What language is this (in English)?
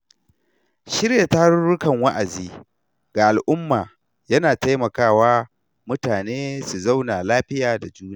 Hausa